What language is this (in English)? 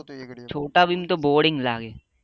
Gujarati